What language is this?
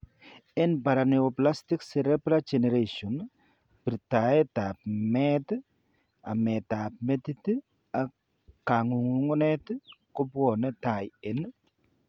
Kalenjin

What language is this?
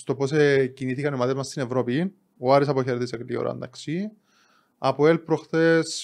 Greek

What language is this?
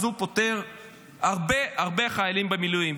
Hebrew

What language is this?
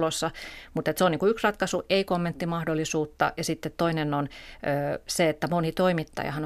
Finnish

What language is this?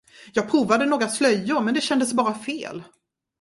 Swedish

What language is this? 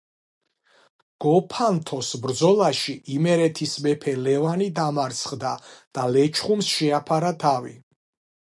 Georgian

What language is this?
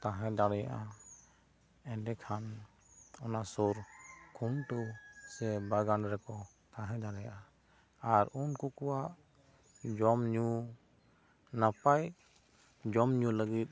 Santali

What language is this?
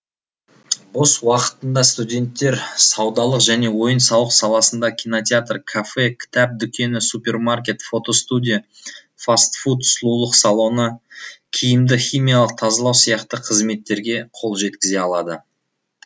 Kazakh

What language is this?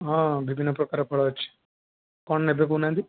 Odia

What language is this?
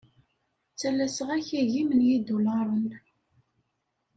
Kabyle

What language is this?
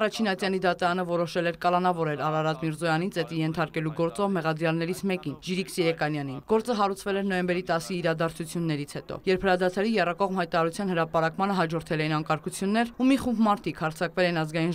Turkish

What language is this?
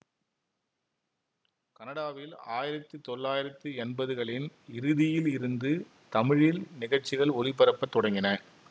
Tamil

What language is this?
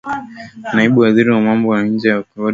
Swahili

